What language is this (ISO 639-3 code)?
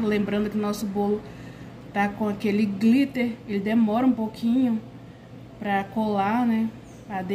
por